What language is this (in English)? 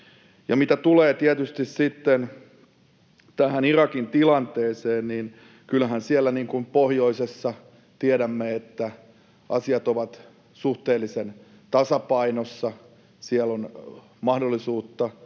Finnish